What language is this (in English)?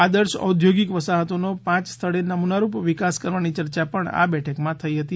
Gujarati